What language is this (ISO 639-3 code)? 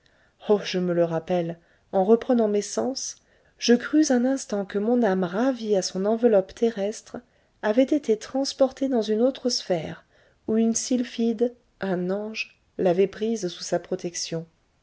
fra